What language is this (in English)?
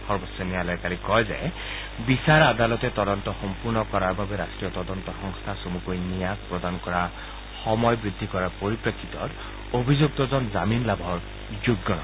Assamese